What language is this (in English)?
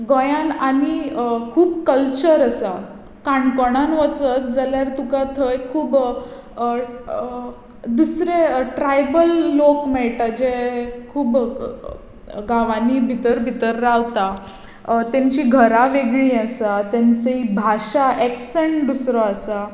Konkani